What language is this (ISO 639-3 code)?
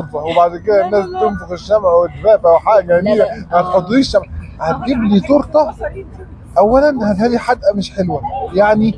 ara